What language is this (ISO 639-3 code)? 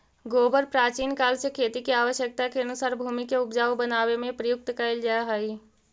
mag